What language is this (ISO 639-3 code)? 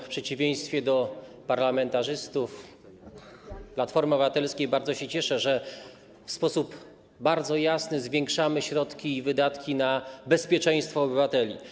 pol